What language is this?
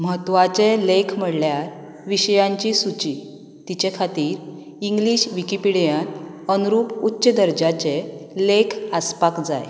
Konkani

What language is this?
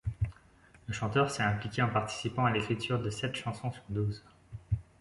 French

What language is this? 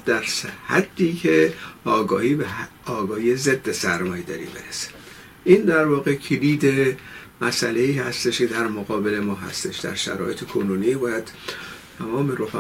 Persian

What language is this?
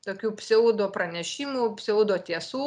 Lithuanian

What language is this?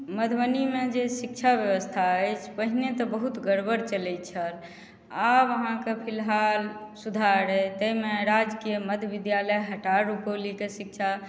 Maithili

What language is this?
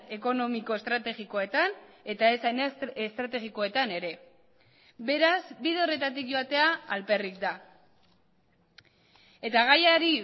Basque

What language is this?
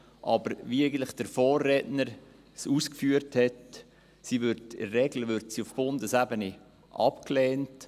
Swiss German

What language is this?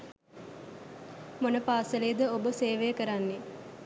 Sinhala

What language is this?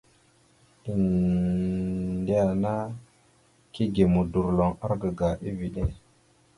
Mada (Cameroon)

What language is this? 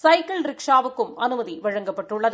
Tamil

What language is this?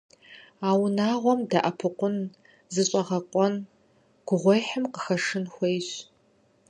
Kabardian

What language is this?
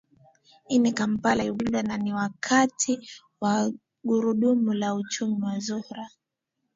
Swahili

